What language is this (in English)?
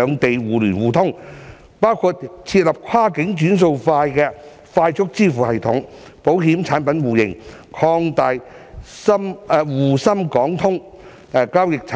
Cantonese